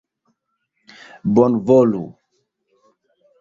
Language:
Esperanto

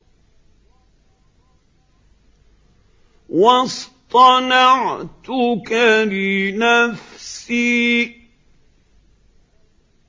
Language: Arabic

